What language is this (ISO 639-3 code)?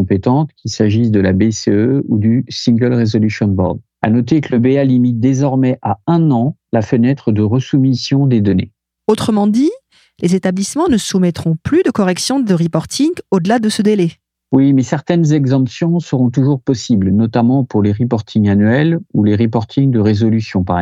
fra